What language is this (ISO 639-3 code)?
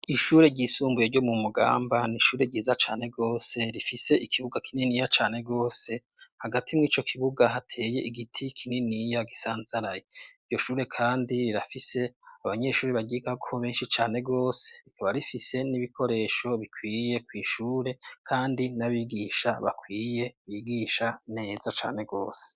run